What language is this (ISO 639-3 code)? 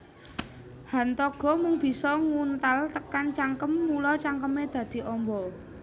jav